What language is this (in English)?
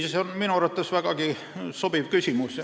Estonian